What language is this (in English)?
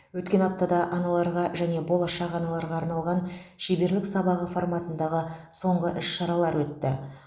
Kazakh